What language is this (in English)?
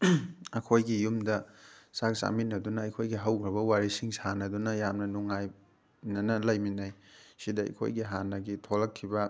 Manipuri